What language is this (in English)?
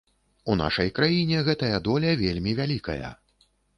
Belarusian